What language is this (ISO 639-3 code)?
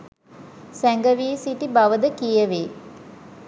sin